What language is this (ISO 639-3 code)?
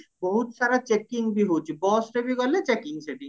ori